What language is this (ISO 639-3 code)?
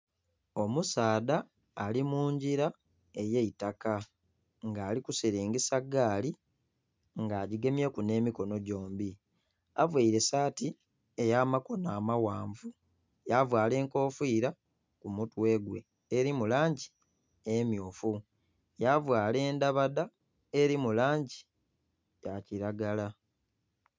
xog